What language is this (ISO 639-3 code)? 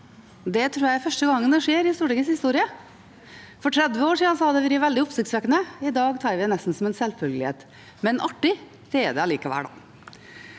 nor